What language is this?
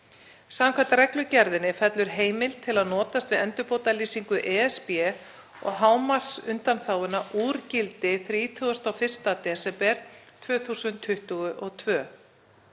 Icelandic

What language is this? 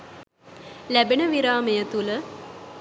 Sinhala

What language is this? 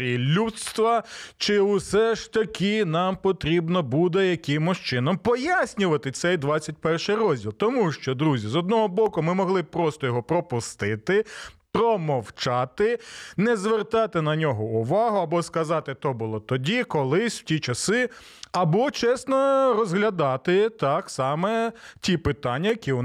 Ukrainian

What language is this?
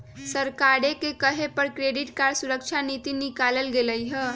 Magahi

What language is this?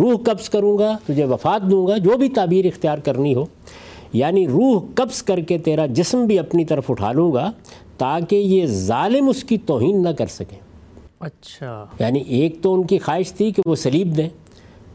Urdu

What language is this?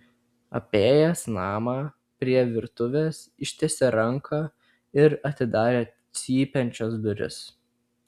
Lithuanian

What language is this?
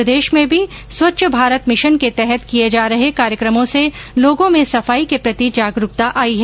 Hindi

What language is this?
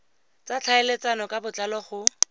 Tswana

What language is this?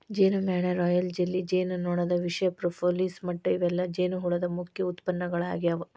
Kannada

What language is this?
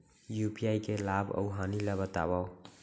Chhattisgarhi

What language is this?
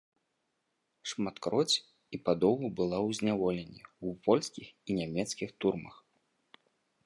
Belarusian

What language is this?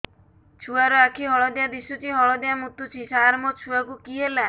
Odia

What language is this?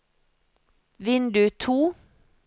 Norwegian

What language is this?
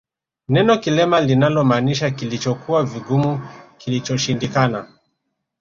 Swahili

